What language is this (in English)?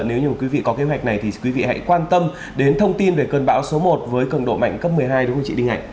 Vietnamese